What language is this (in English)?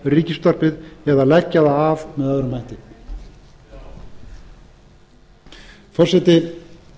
Icelandic